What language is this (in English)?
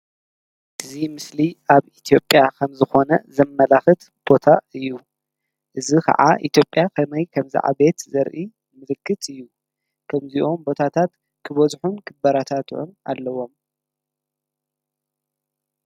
Tigrinya